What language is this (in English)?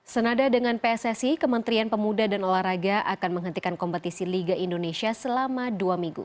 Indonesian